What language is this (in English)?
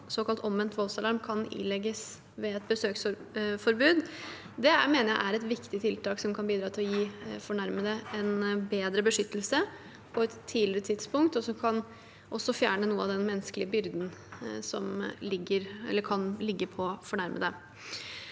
Norwegian